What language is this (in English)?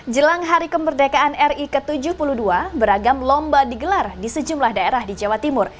Indonesian